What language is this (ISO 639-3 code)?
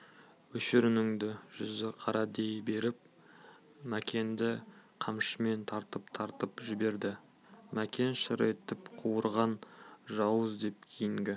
kaz